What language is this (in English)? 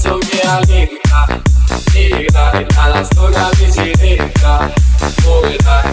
Polish